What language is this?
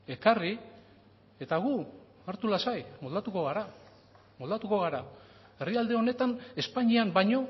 Basque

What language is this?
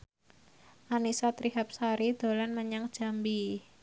Javanese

